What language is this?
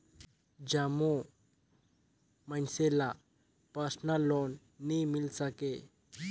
Chhattisgarhi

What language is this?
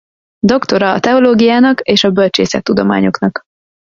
Hungarian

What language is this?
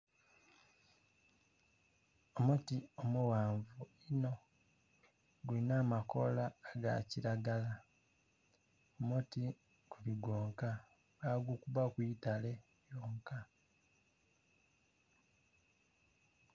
Soga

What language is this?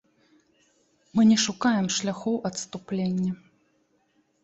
Belarusian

